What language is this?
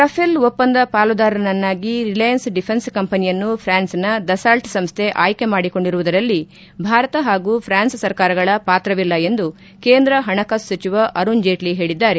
Kannada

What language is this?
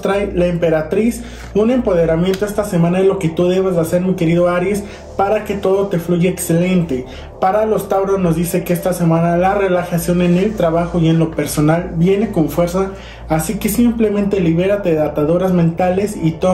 Spanish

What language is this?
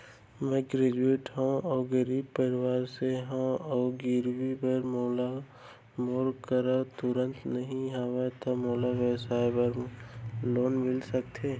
Chhattisgarhi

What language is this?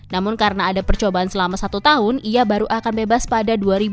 Indonesian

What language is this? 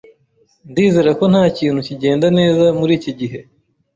Kinyarwanda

